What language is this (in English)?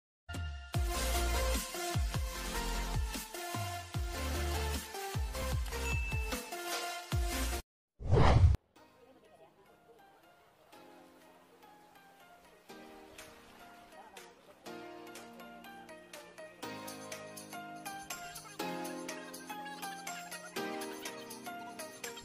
Polish